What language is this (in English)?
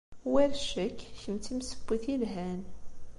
Kabyle